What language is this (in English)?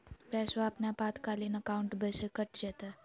Magahi